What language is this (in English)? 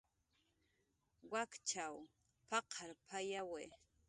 Jaqaru